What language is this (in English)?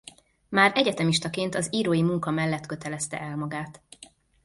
Hungarian